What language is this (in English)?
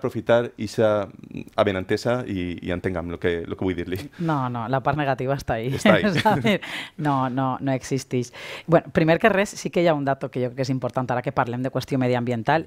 Spanish